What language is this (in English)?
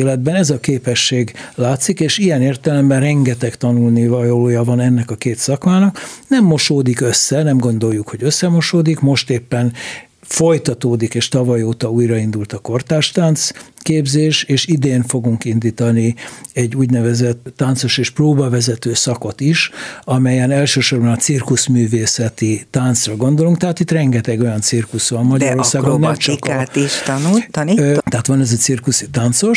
Hungarian